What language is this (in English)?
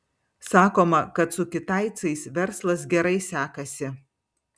Lithuanian